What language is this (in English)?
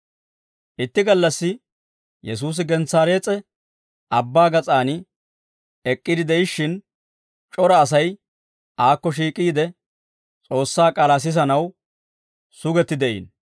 Dawro